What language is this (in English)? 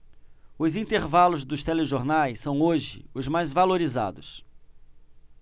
Portuguese